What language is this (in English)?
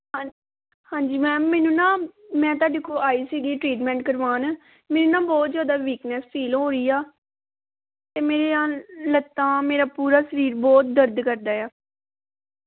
Punjabi